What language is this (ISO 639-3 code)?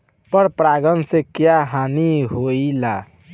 bho